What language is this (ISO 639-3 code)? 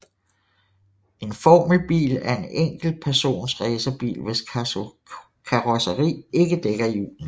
dan